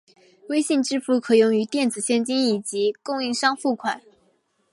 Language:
Chinese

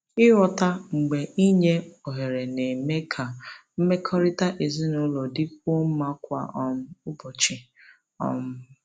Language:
Igbo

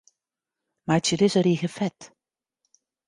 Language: Western Frisian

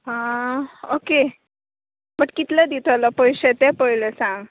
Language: Konkani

